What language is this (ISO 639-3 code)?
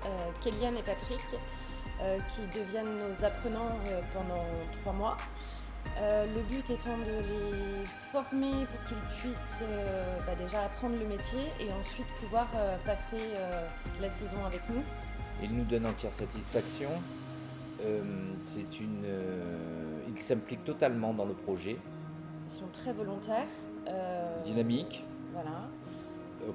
fra